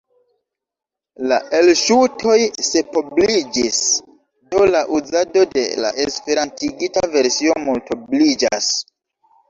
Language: Esperanto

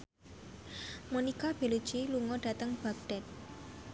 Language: Javanese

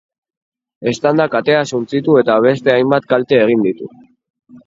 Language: Basque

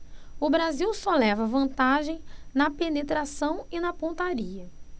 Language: Portuguese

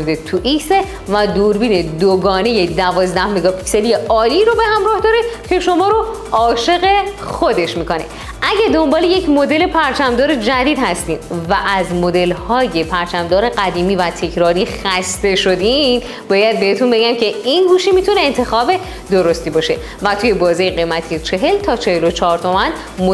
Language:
Persian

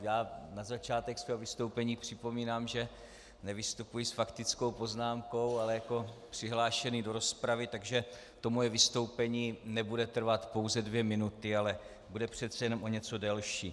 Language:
Czech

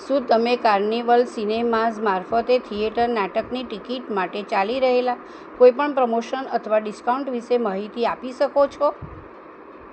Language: Gujarati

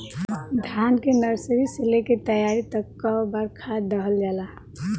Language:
Bhojpuri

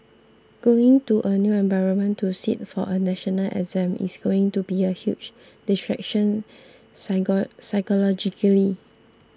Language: English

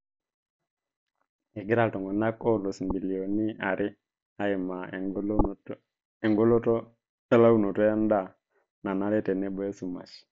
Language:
Masai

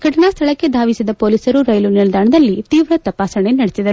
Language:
Kannada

